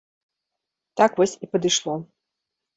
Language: Belarusian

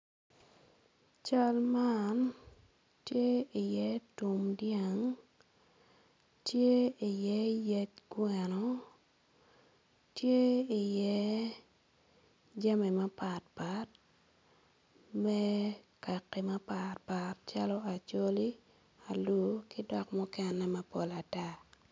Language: Acoli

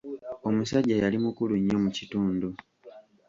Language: Ganda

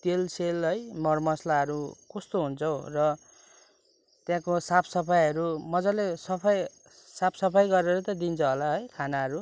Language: Nepali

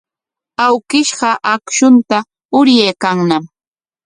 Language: Corongo Ancash Quechua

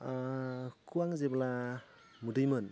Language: Bodo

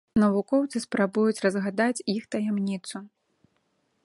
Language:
Belarusian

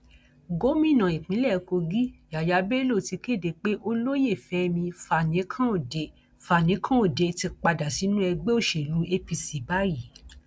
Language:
Yoruba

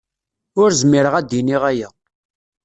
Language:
Kabyle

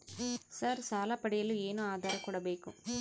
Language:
Kannada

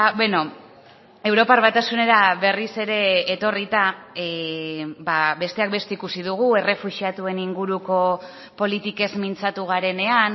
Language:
Basque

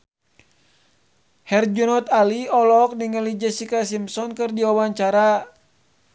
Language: Sundanese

